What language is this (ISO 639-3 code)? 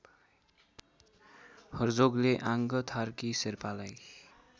nep